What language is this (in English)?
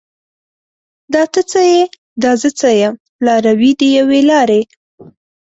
Pashto